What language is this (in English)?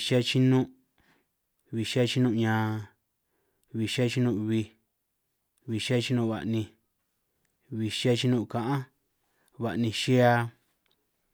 San Martín Itunyoso Triqui